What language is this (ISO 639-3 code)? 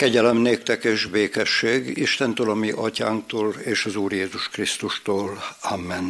hun